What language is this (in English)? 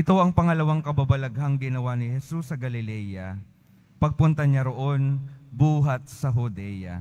Filipino